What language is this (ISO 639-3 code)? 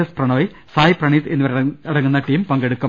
mal